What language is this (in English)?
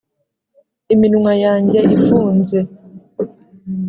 Kinyarwanda